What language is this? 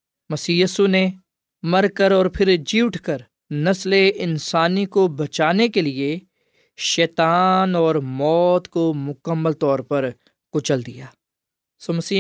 Urdu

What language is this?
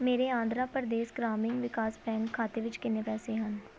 Punjabi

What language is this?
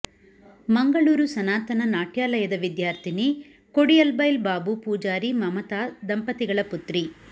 Kannada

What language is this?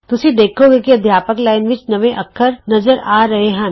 Punjabi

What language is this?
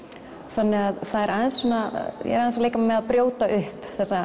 Icelandic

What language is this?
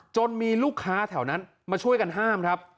Thai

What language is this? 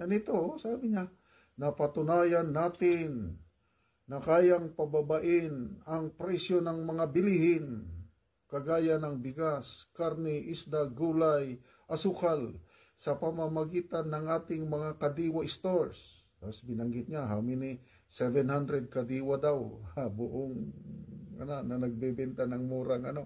Filipino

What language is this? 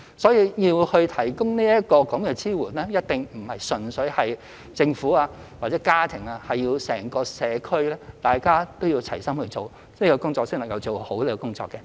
Cantonese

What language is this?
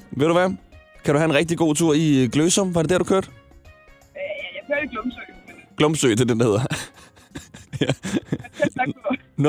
Danish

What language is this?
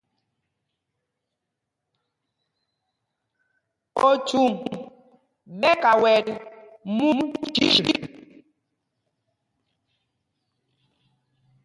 Mpumpong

